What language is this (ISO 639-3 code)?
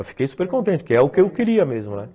por